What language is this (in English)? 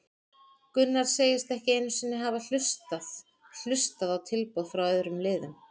Icelandic